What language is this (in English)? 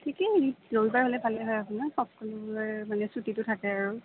Assamese